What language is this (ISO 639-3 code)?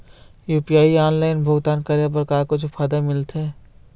hne